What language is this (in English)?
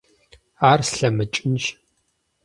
Kabardian